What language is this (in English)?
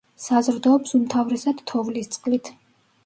Georgian